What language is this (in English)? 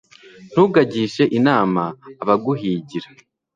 Kinyarwanda